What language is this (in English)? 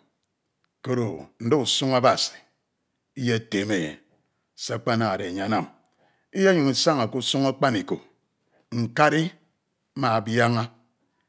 Ito